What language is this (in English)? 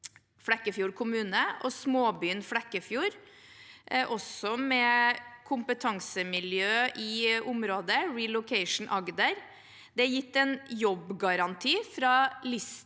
Norwegian